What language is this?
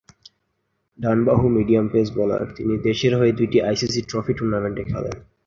Bangla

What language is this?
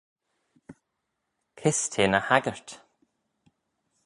Manx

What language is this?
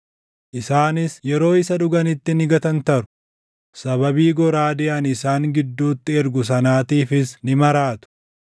Oromo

